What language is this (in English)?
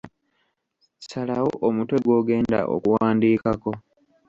Ganda